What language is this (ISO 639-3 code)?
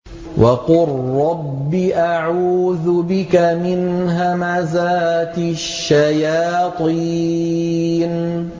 ara